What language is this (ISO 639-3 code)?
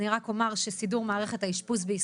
heb